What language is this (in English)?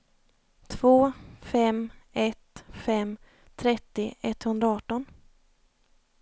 Swedish